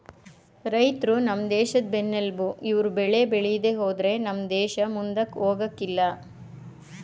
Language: Kannada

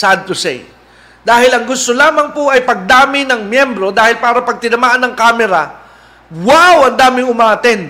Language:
Filipino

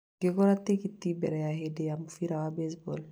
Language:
Kikuyu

